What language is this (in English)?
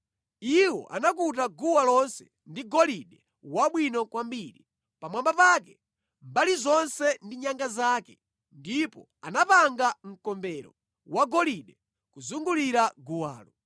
Nyanja